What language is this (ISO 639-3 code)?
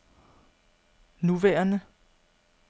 dan